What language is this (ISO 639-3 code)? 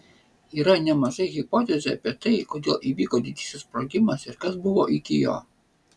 lit